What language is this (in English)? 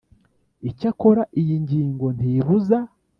Kinyarwanda